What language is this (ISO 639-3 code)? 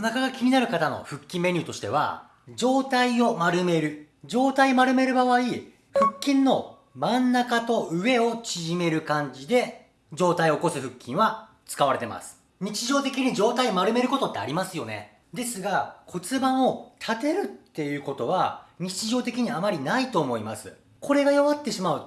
jpn